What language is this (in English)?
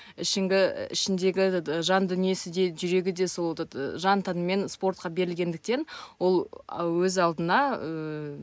Kazakh